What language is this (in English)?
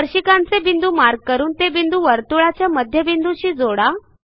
Marathi